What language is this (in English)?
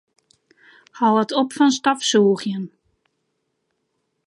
Western Frisian